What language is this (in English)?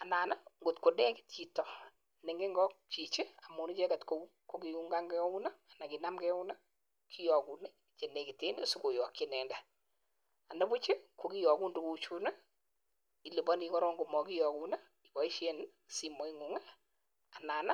Kalenjin